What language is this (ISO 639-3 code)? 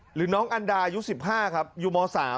tha